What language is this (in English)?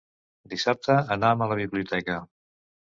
Catalan